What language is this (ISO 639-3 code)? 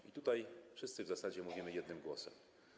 pol